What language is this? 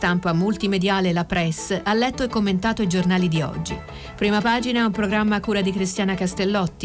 Italian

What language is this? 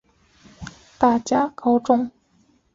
Chinese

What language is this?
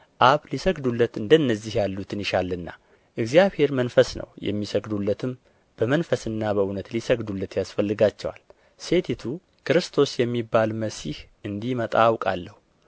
Amharic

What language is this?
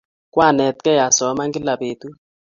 Kalenjin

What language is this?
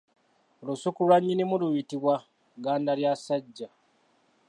Ganda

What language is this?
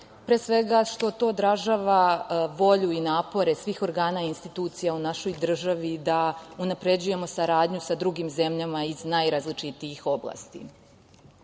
Serbian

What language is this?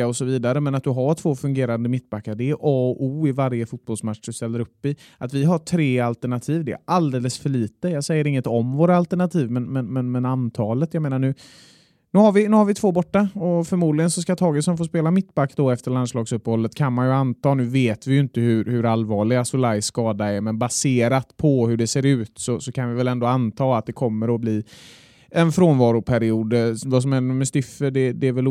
Swedish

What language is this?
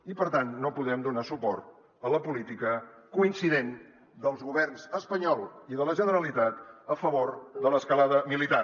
Catalan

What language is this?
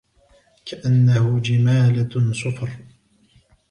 Arabic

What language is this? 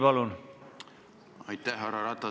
Estonian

